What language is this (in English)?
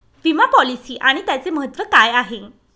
Marathi